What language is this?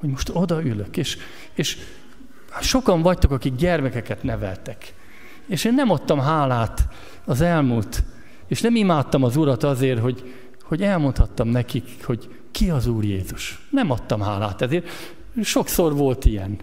Hungarian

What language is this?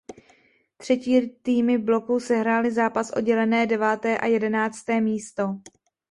Czech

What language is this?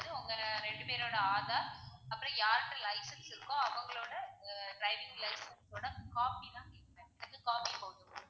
Tamil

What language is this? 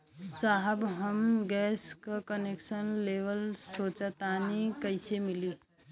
Bhojpuri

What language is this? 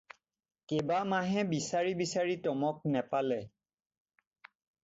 Assamese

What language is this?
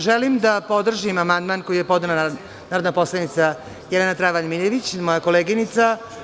Serbian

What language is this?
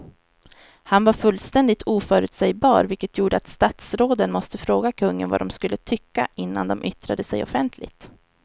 Swedish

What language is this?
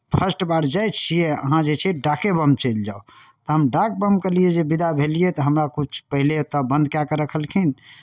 Maithili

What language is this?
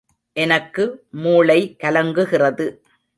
Tamil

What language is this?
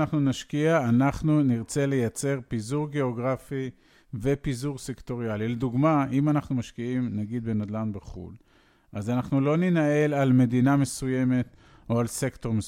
Hebrew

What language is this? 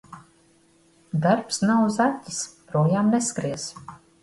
Latvian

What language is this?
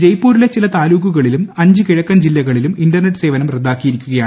Malayalam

